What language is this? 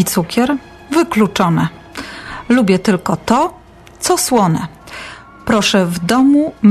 Polish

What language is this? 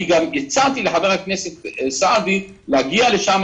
Hebrew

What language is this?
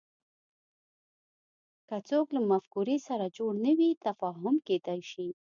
Pashto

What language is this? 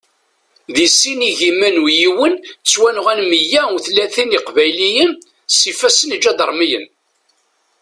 Kabyle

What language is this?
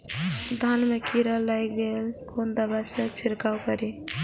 Maithili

